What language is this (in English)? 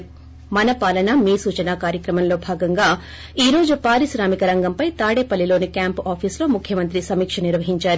Telugu